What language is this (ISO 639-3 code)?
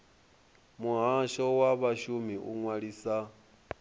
ven